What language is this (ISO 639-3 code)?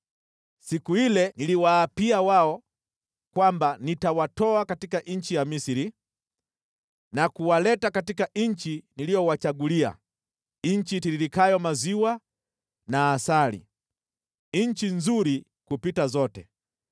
swa